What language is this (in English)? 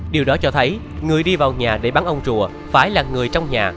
Vietnamese